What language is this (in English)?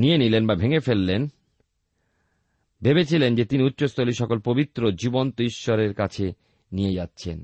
Bangla